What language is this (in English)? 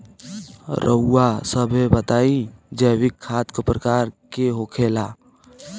Bhojpuri